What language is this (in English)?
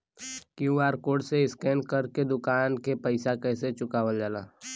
Bhojpuri